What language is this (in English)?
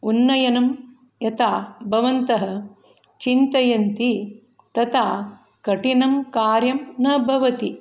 Sanskrit